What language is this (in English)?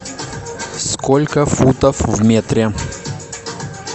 Russian